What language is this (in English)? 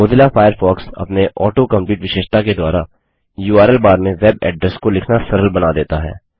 Hindi